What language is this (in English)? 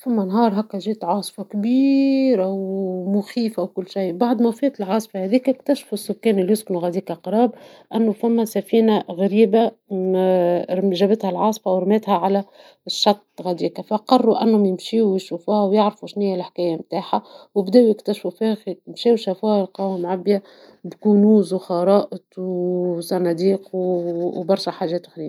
Tunisian Arabic